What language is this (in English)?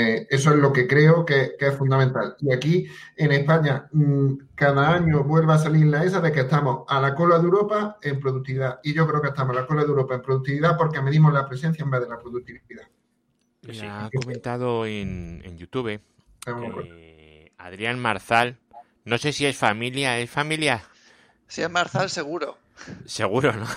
Spanish